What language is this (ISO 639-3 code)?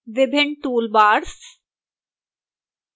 hin